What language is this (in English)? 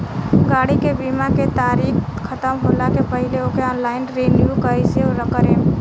Bhojpuri